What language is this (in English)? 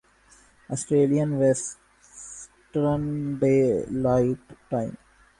Urdu